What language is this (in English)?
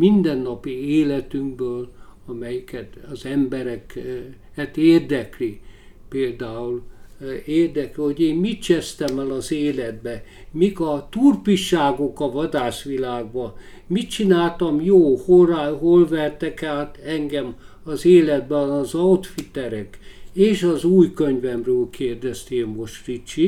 Hungarian